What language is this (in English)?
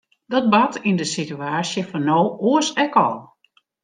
Western Frisian